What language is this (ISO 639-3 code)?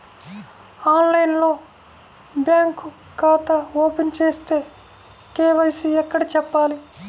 tel